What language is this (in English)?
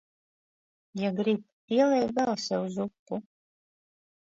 Latvian